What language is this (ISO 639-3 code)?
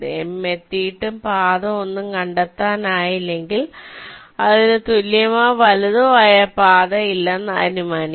mal